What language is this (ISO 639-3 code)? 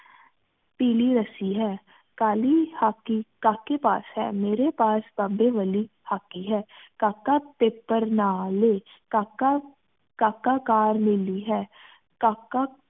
pan